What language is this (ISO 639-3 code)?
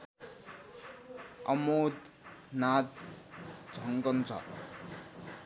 nep